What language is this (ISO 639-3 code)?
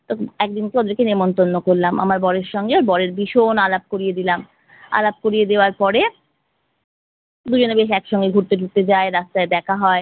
ben